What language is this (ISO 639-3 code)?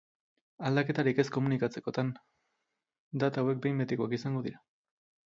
eus